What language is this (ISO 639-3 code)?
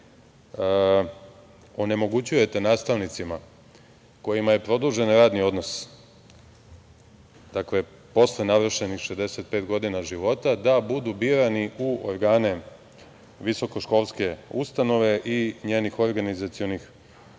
srp